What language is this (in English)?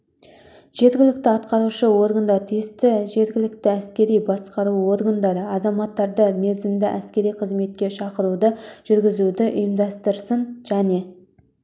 Kazakh